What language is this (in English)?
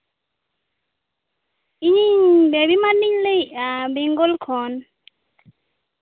Santali